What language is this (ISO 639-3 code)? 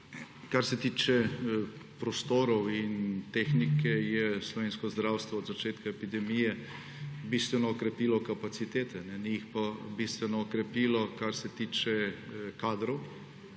slv